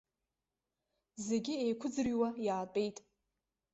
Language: Abkhazian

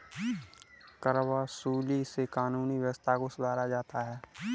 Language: Hindi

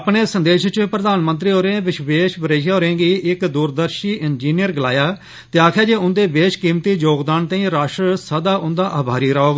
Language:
Dogri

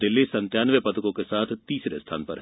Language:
Hindi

